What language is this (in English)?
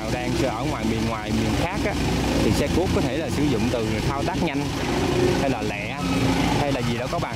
Vietnamese